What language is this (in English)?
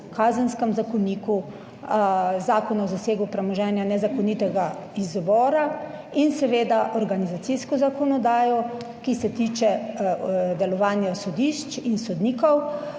Slovenian